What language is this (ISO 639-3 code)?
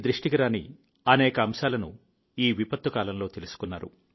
tel